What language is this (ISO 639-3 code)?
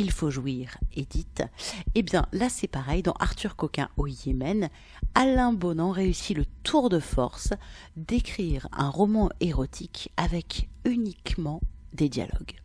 fra